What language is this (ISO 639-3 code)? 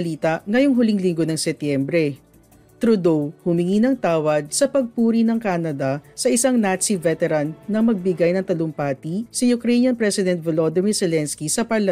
fil